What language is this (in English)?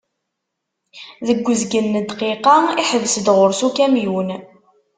Kabyle